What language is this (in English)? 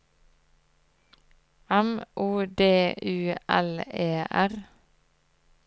Norwegian